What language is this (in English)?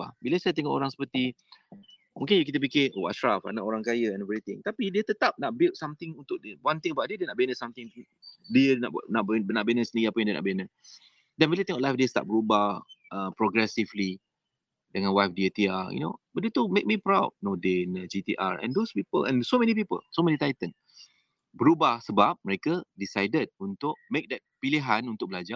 Malay